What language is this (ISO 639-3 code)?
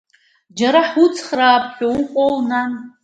abk